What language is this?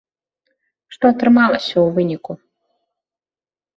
Belarusian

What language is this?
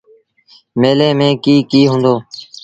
Sindhi Bhil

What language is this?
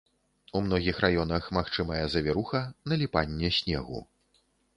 Belarusian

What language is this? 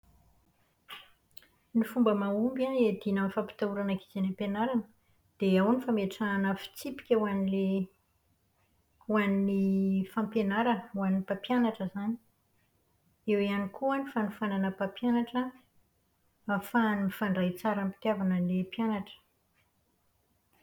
Malagasy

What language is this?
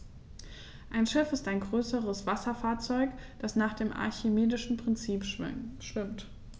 German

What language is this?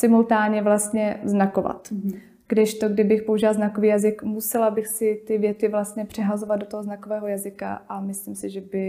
Czech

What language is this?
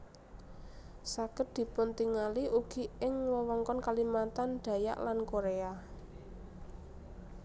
Javanese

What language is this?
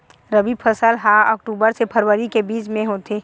Chhattisgarhi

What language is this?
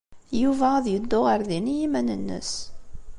Kabyle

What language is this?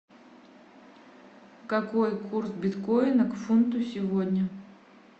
Russian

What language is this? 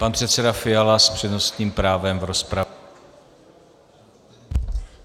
Czech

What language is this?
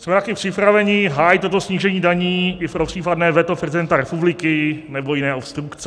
Czech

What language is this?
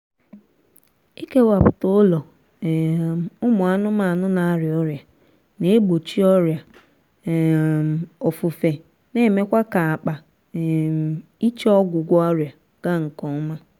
Igbo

